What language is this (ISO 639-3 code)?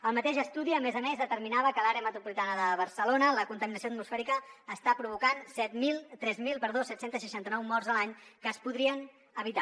cat